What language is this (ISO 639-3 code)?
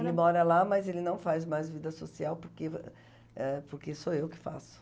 por